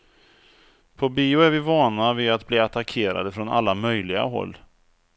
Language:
Swedish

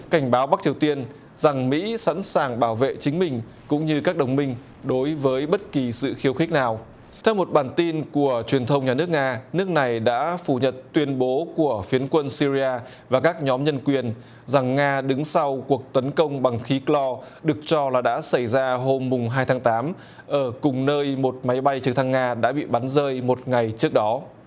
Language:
Vietnamese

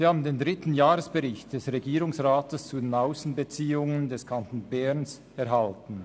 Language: Swiss German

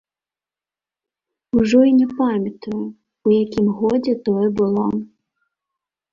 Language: Belarusian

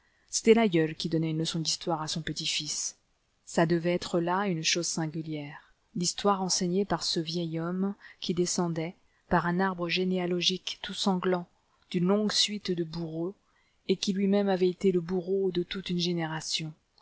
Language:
French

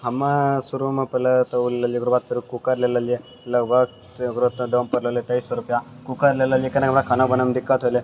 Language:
Maithili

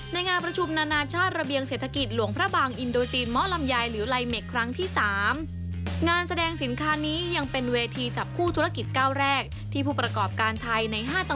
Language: Thai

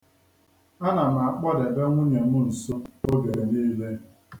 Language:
Igbo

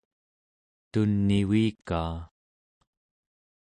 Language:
Central Yupik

